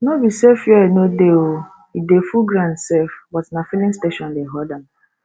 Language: Nigerian Pidgin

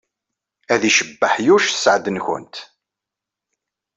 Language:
Kabyle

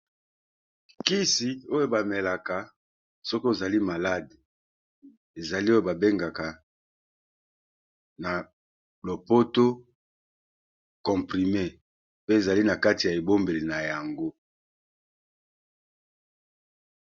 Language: Lingala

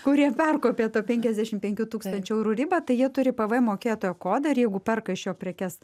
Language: Lithuanian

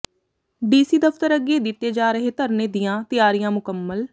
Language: Punjabi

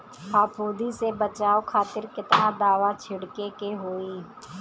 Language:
Bhojpuri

